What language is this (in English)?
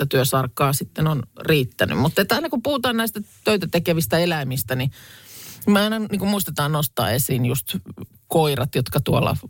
Finnish